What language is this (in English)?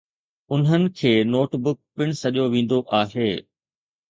Sindhi